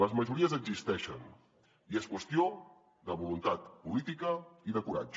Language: Catalan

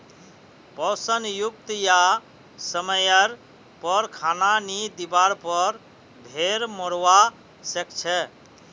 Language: Magahi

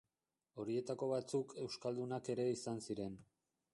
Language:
Basque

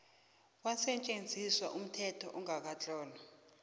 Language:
South Ndebele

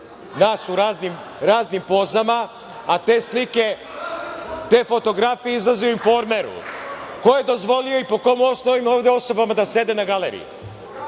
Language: Serbian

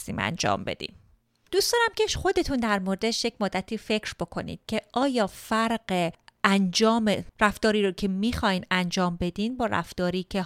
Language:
Persian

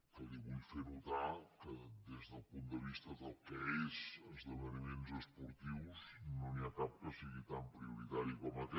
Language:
Catalan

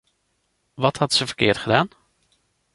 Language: Dutch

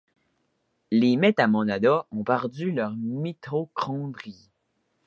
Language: French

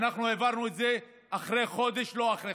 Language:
Hebrew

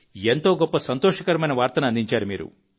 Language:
Telugu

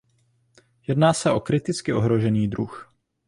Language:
Czech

